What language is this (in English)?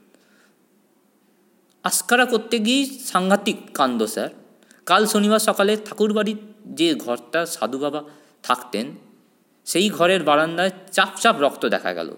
Bangla